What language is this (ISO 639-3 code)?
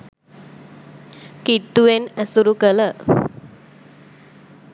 sin